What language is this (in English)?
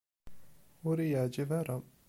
Kabyle